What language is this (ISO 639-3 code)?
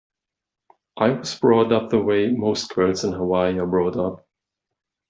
eng